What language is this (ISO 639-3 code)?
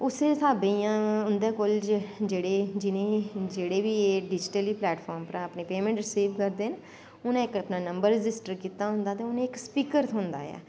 doi